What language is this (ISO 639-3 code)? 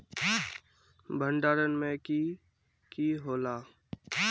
mag